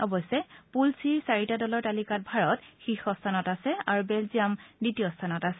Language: Assamese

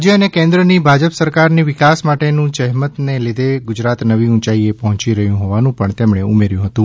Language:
Gujarati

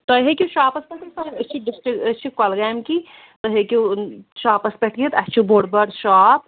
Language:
Kashmiri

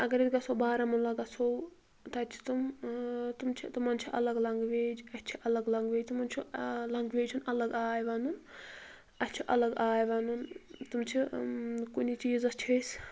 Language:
Kashmiri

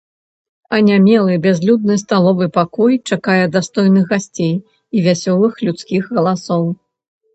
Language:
Belarusian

